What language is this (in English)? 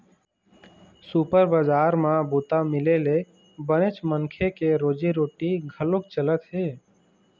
Chhattisgarhi